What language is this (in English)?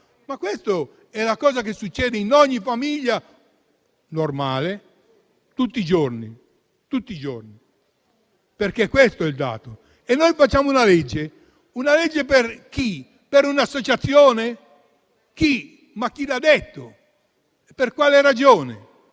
Italian